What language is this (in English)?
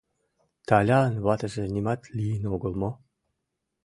Mari